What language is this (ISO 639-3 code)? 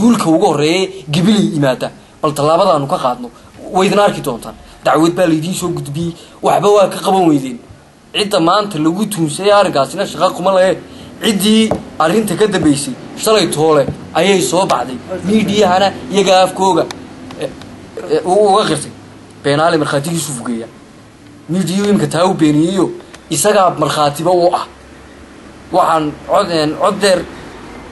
ara